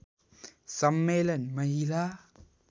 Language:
Nepali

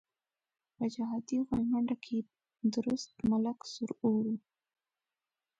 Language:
Pashto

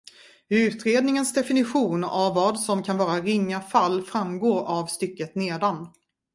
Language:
Swedish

